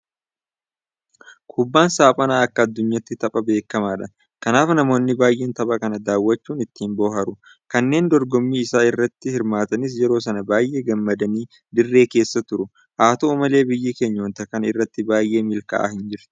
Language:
Oromo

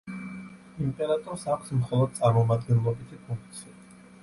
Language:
Georgian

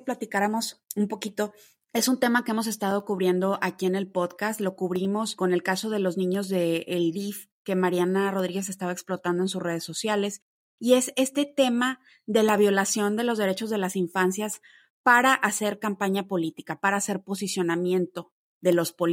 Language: Spanish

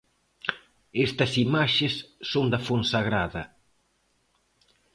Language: Galician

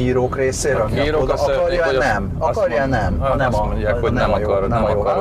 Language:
Hungarian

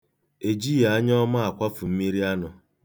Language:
Igbo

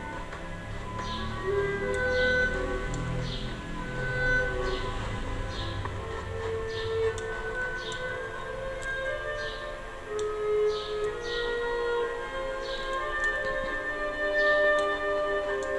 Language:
Portuguese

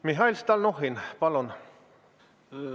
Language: Estonian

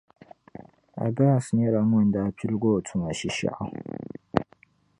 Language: Dagbani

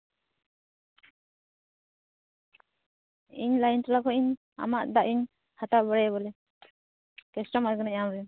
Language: Santali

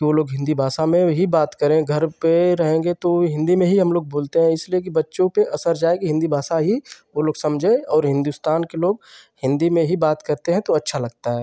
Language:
Hindi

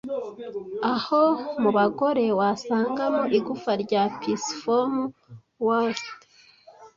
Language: Kinyarwanda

